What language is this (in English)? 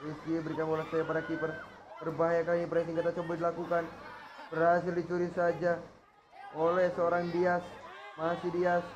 Indonesian